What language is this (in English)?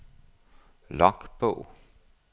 Danish